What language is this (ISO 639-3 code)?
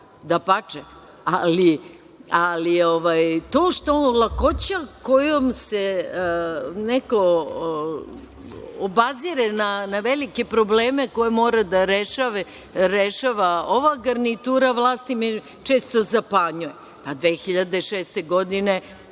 srp